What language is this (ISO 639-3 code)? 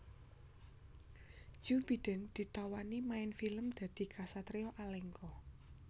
jav